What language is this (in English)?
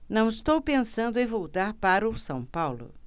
Portuguese